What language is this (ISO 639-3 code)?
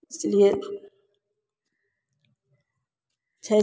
mai